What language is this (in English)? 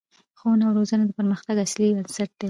Pashto